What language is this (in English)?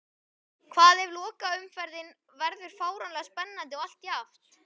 Icelandic